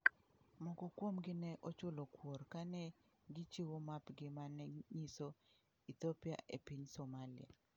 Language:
Luo (Kenya and Tanzania)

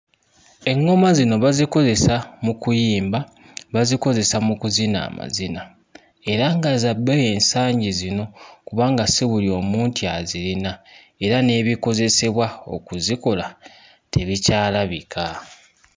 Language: Ganda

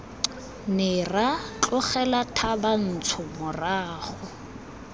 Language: Tswana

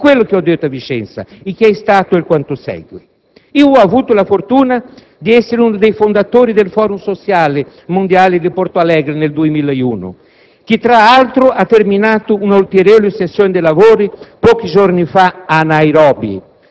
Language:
Italian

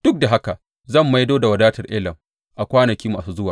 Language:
Hausa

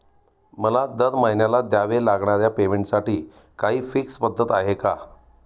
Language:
Marathi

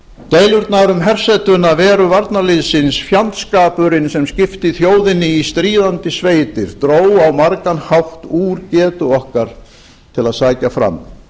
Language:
Icelandic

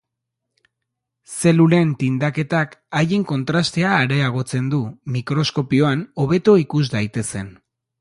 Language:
Basque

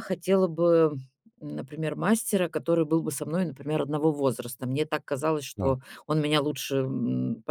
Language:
Russian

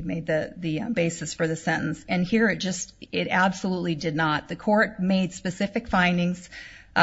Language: English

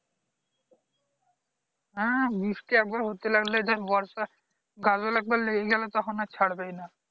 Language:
Bangla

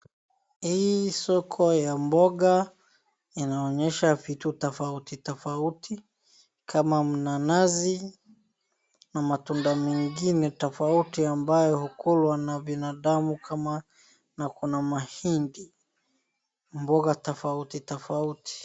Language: Swahili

